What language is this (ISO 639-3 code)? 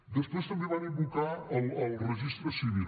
cat